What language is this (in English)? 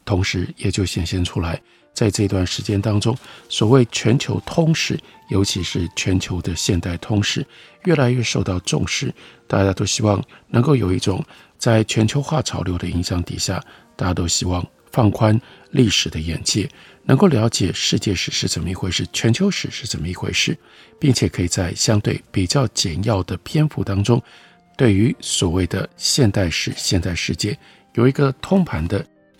Chinese